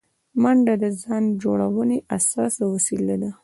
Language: Pashto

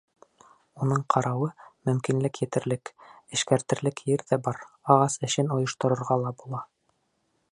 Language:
Bashkir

